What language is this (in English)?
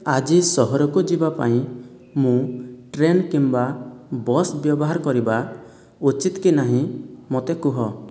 Odia